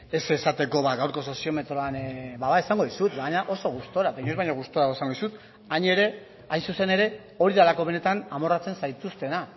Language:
Basque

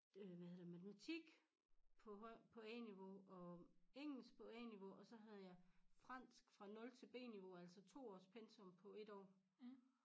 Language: Danish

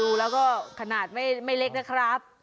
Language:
Thai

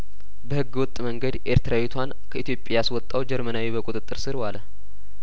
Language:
Amharic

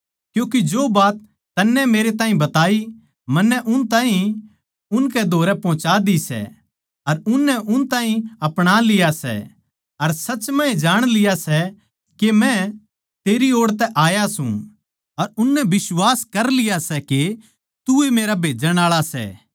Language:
Haryanvi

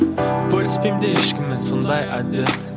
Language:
Kazakh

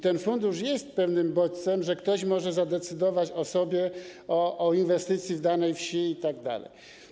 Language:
Polish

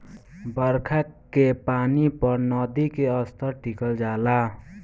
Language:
Bhojpuri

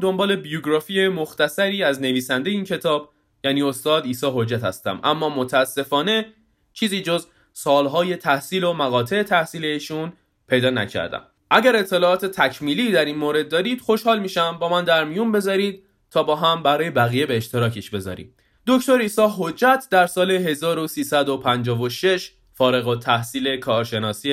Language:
Persian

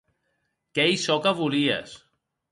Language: Occitan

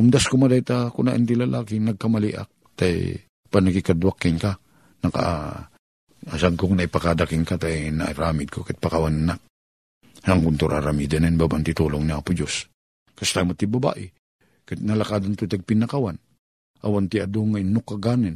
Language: Filipino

